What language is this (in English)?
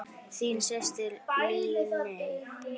Icelandic